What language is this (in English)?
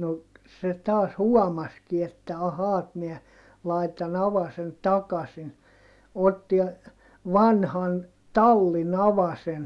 Finnish